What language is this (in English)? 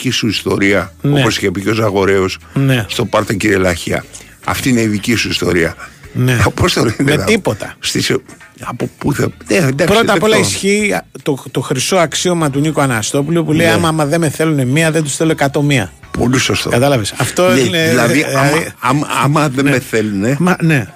Greek